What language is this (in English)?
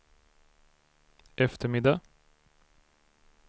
Swedish